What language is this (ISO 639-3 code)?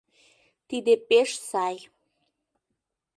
chm